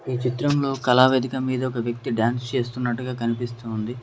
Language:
Telugu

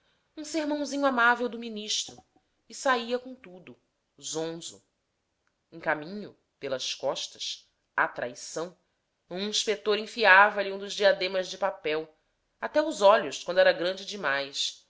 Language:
Portuguese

